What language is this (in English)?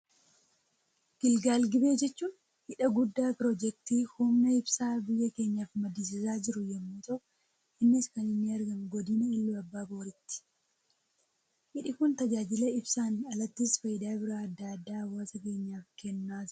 Oromo